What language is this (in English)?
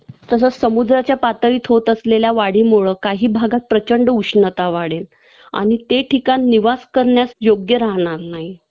Marathi